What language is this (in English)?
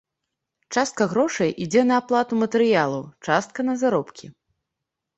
Belarusian